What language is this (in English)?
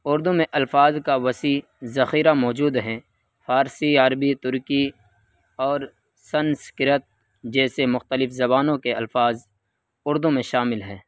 Urdu